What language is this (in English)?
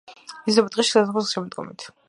Georgian